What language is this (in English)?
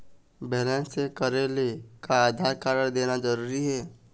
Chhattisgarhi